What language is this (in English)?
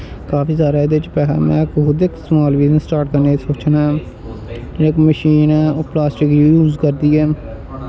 Dogri